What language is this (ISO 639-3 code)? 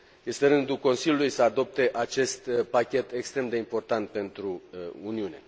ron